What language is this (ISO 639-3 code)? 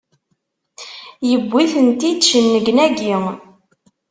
kab